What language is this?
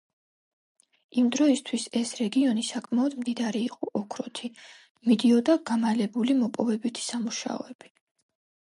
Georgian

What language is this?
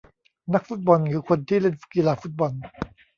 Thai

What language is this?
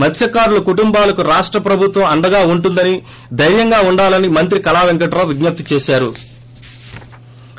Telugu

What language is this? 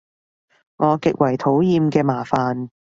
Cantonese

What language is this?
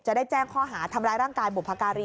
Thai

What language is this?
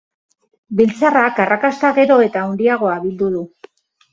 Basque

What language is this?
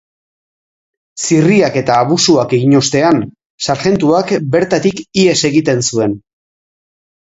Basque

